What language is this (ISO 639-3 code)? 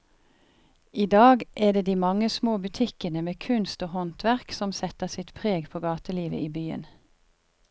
nor